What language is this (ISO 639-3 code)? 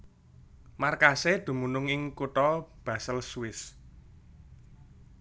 jav